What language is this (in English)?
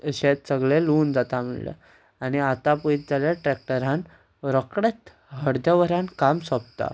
Konkani